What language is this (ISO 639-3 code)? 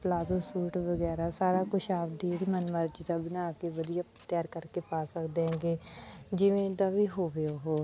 pan